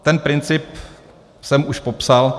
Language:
Czech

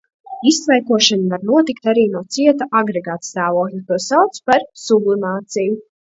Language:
Latvian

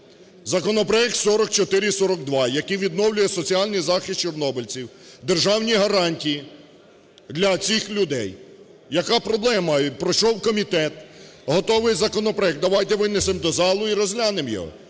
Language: Ukrainian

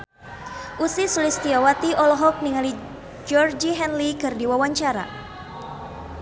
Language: Sundanese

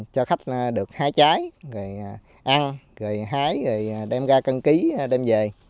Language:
Vietnamese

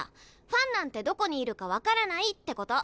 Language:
Japanese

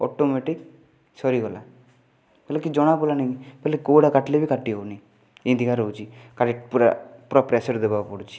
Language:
Odia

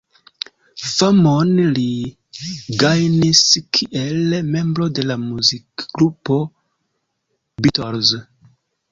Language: Esperanto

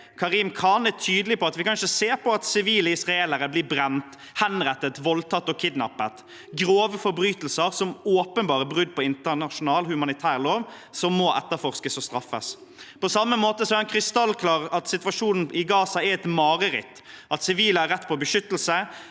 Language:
Norwegian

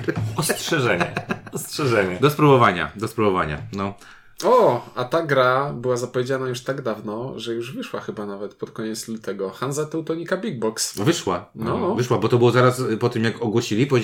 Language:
Polish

